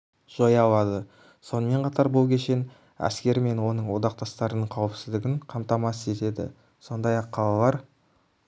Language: Kazakh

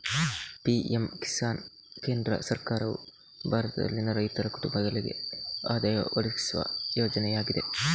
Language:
Kannada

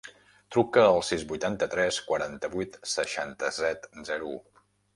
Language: Catalan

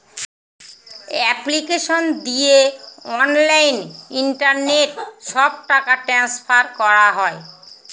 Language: Bangla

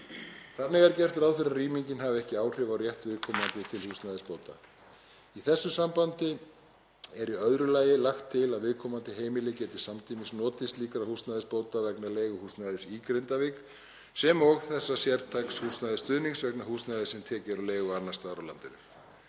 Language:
Icelandic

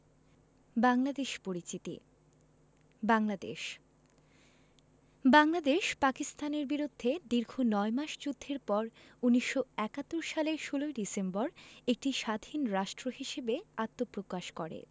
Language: Bangla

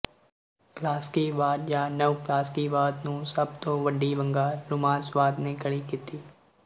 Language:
Punjabi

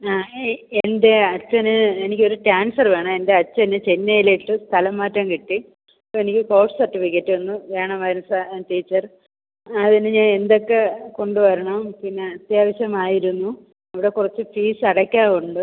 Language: Malayalam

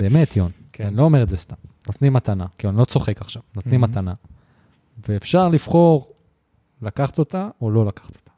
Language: Hebrew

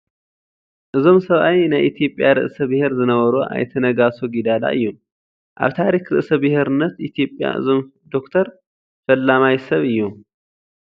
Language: Tigrinya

